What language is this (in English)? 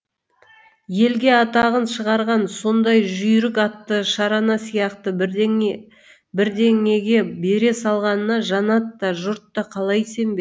Kazakh